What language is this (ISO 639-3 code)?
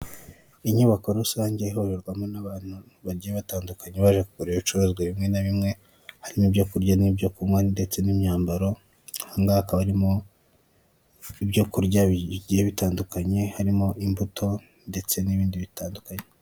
kin